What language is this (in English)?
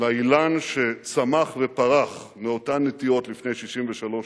Hebrew